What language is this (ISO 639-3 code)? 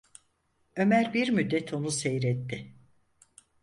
tur